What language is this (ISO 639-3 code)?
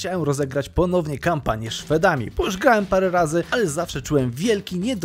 pol